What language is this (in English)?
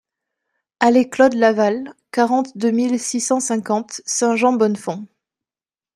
French